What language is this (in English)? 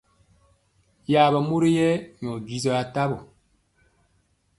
Mpiemo